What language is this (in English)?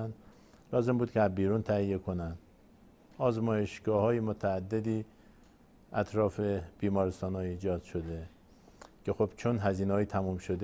Persian